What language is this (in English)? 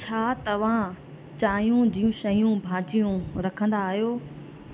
Sindhi